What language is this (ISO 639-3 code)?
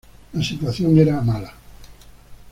spa